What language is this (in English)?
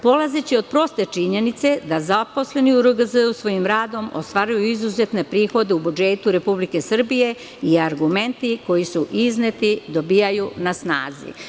Serbian